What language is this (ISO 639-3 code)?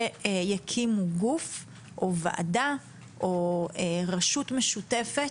heb